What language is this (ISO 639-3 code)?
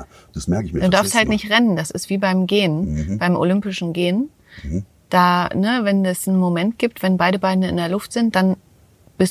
deu